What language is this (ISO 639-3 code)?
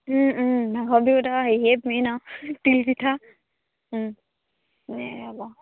asm